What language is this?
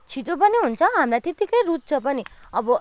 Nepali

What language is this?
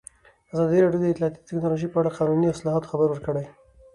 Pashto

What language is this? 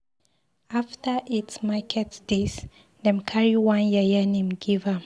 Nigerian Pidgin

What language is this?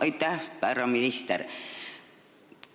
Estonian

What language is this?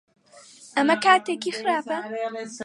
Central Kurdish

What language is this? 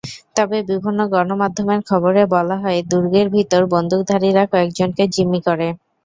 Bangla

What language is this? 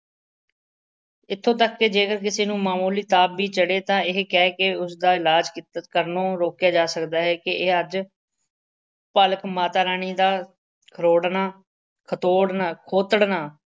Punjabi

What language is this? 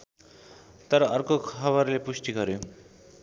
Nepali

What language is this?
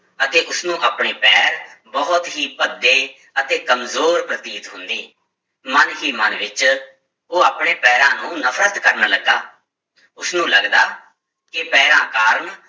Punjabi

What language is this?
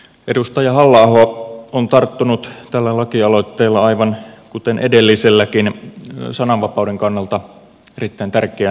Finnish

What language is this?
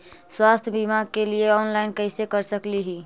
Magahi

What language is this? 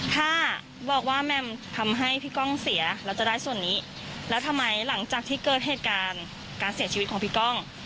Thai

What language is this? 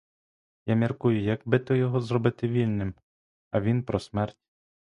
Ukrainian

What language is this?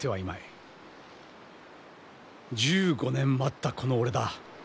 Japanese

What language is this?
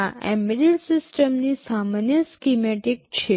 Gujarati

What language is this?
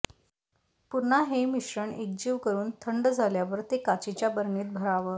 Marathi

